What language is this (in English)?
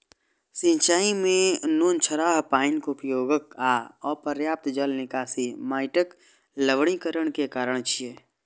Maithili